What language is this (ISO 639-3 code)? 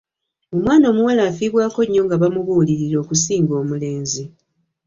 lug